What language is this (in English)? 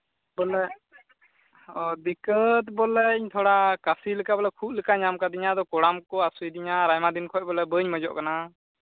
Santali